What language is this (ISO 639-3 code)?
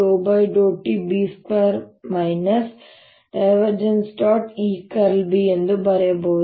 kan